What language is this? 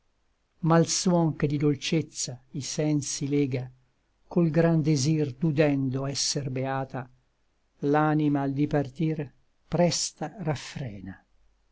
Italian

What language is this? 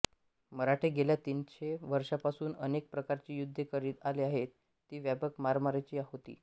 Marathi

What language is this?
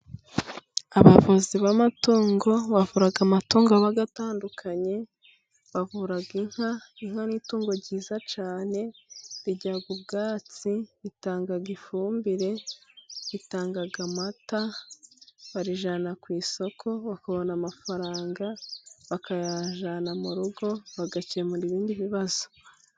Kinyarwanda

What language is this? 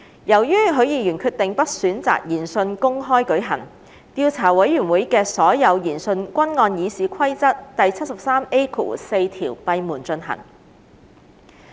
Cantonese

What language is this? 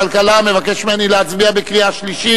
Hebrew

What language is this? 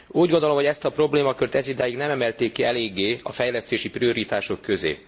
Hungarian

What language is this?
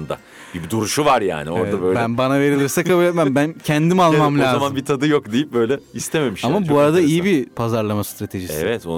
Turkish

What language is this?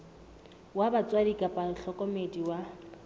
Southern Sotho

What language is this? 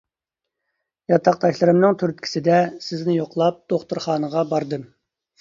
Uyghur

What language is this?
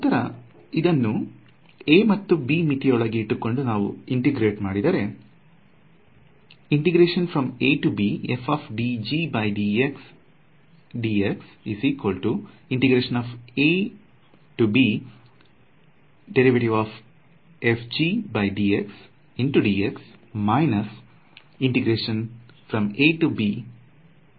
Kannada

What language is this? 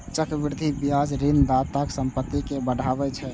Maithili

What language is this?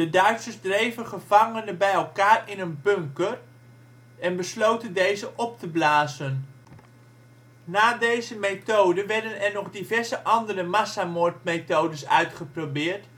Dutch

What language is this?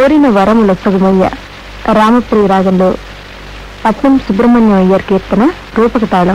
Indonesian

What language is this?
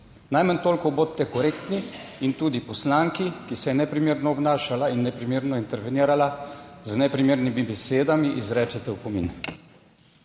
Slovenian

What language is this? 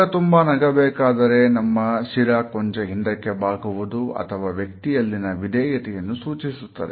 Kannada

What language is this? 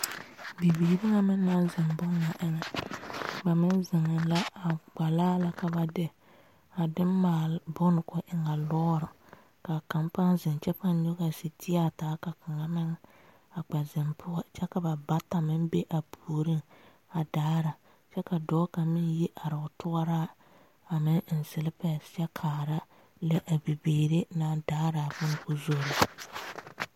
Southern Dagaare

